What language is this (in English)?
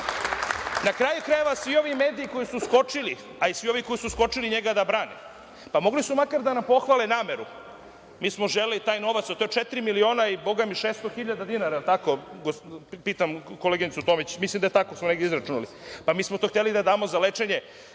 Serbian